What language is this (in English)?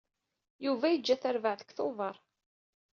Kabyle